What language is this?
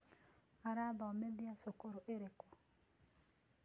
Kikuyu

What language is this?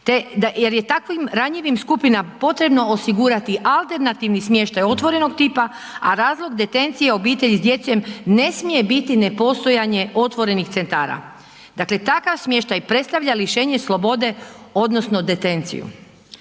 Croatian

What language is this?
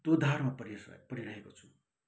Nepali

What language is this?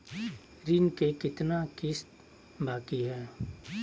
Magahi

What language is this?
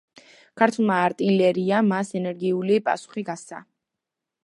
Georgian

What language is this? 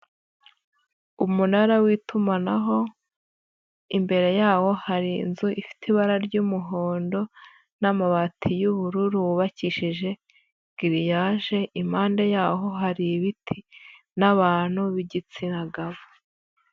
Kinyarwanda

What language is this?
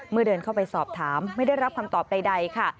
Thai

